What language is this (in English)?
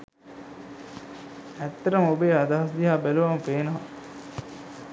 Sinhala